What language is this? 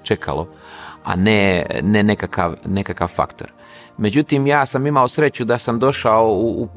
Croatian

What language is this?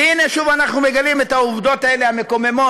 Hebrew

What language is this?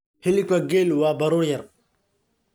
Somali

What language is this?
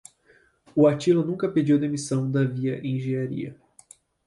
Portuguese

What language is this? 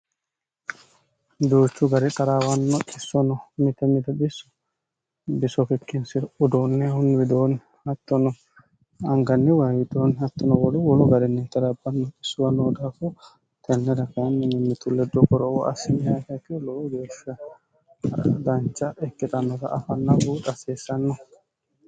Sidamo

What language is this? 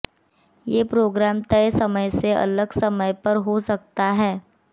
Hindi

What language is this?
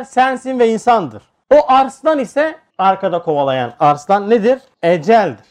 Turkish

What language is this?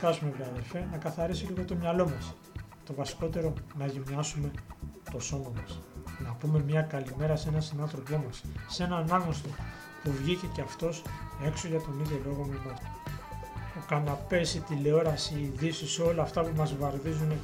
Greek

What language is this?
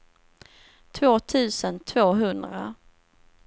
Swedish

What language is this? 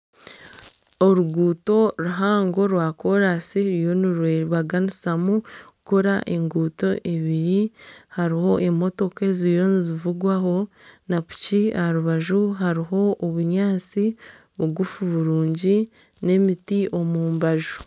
Nyankole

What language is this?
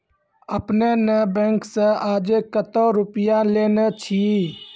Maithili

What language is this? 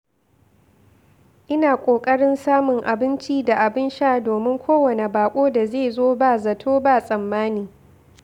Hausa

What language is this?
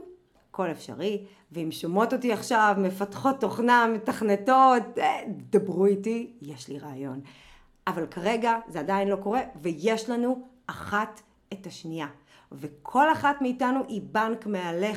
Hebrew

